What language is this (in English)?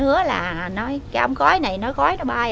Vietnamese